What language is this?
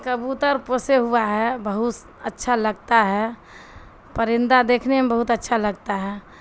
Urdu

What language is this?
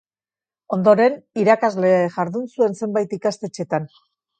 Basque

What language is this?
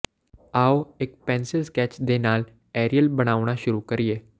Punjabi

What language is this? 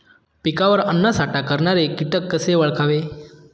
Marathi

